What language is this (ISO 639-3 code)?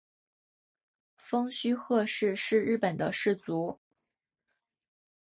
zho